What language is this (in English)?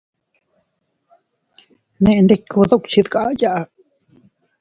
Teutila Cuicatec